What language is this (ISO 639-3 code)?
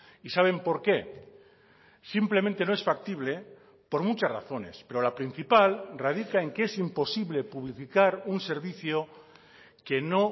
spa